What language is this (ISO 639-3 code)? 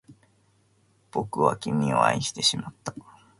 jpn